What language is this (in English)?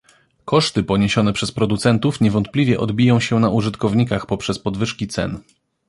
Polish